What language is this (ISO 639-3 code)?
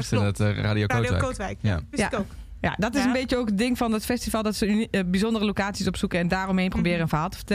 nld